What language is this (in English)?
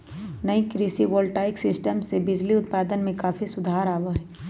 Magahi